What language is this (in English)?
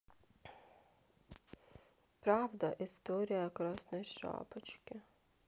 Russian